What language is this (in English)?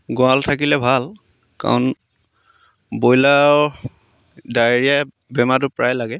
Assamese